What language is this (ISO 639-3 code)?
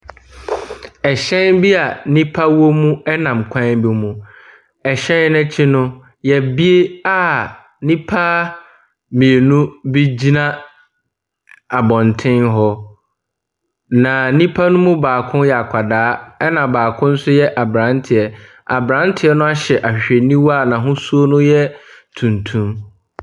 aka